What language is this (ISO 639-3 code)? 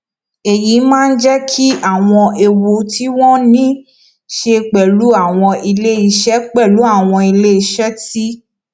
yor